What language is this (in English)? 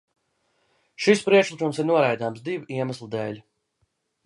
Latvian